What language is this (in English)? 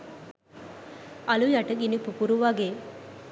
Sinhala